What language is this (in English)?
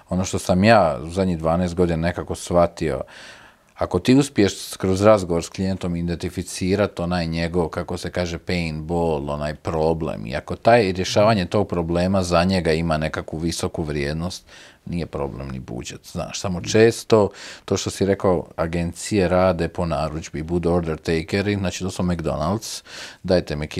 Croatian